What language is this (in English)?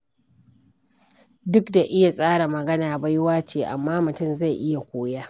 Hausa